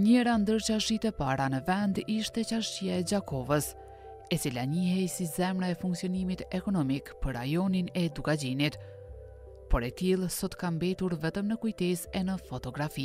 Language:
Romanian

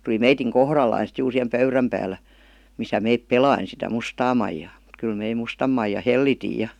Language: Finnish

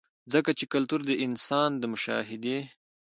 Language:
Pashto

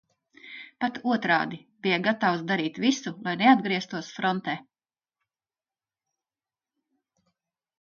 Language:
Latvian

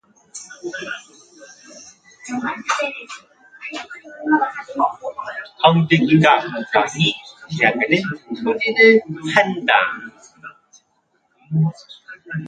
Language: Korean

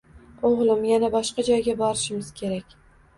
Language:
Uzbek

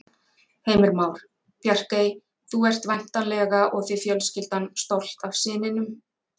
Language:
Icelandic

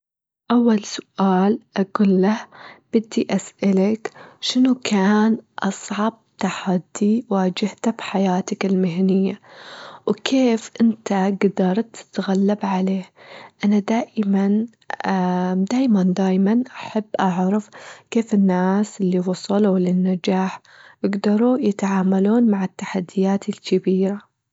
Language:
Gulf Arabic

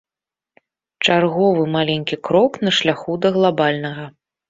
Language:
Belarusian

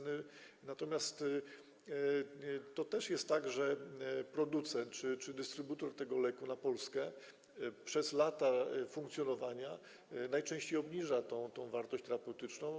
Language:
Polish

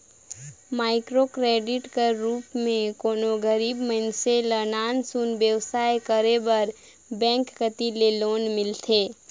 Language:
Chhattisgarhi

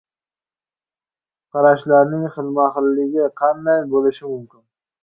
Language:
Uzbek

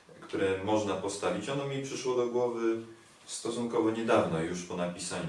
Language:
Polish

